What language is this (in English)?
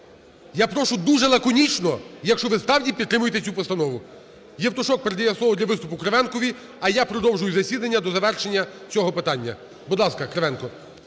Ukrainian